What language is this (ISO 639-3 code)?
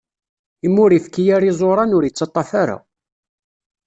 kab